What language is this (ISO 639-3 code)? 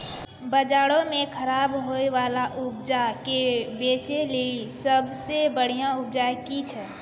mai